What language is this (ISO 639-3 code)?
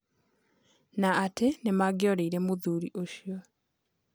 kik